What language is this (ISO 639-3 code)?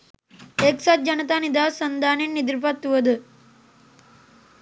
sin